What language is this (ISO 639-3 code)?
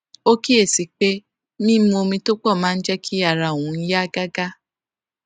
yor